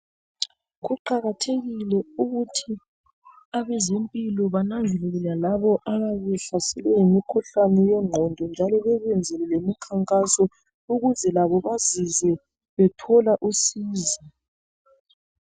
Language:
North Ndebele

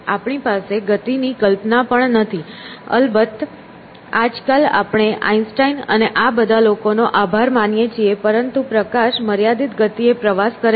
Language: Gujarati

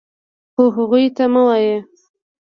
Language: Pashto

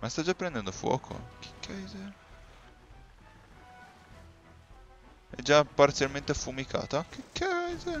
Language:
Italian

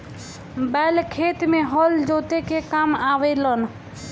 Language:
Bhojpuri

